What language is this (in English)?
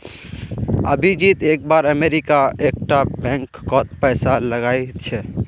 Magahi